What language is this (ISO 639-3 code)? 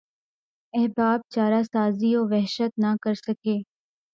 urd